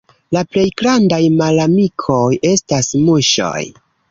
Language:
Esperanto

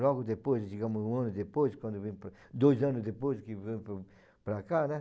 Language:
Portuguese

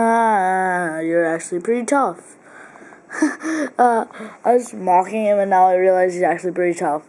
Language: English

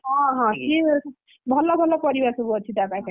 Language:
Odia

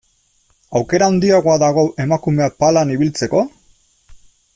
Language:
Basque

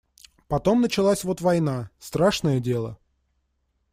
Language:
Russian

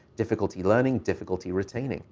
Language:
English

